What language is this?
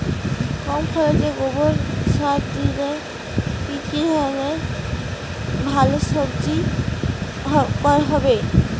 Bangla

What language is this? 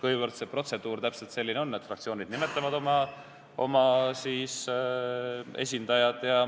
Estonian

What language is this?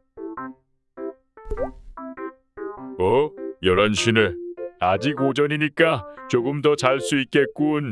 Korean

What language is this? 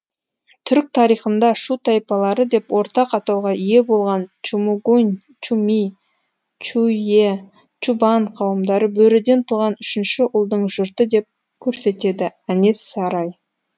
Kazakh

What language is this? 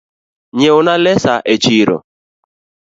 Luo (Kenya and Tanzania)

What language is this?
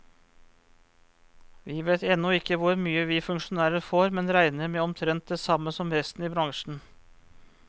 Norwegian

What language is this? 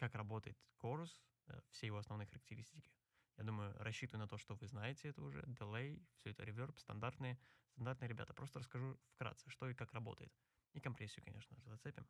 Russian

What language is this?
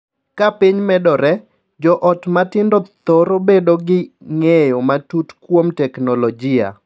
Luo (Kenya and Tanzania)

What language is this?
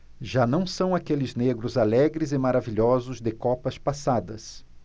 Portuguese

